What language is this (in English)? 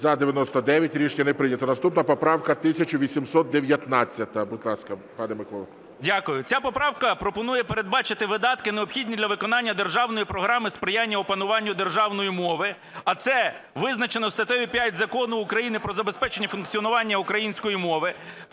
Ukrainian